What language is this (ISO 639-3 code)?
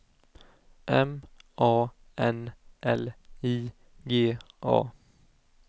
swe